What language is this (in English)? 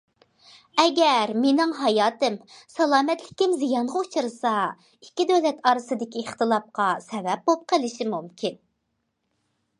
Uyghur